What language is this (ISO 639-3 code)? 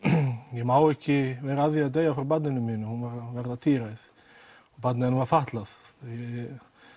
isl